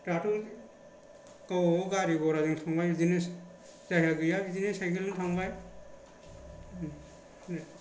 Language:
Bodo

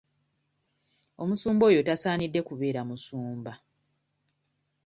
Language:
Ganda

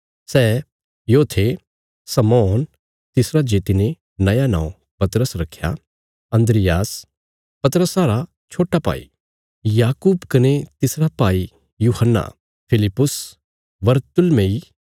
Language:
Bilaspuri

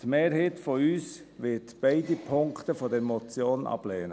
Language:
Swiss German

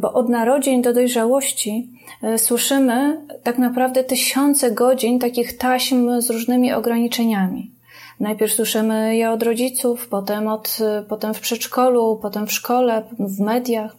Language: Polish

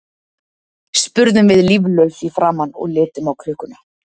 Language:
Icelandic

